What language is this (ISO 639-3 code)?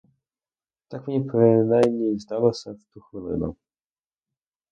ukr